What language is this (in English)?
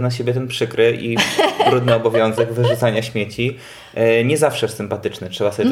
Polish